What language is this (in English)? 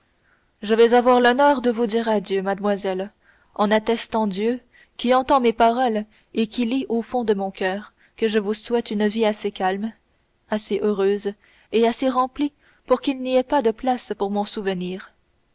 French